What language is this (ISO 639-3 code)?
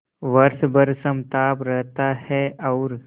hin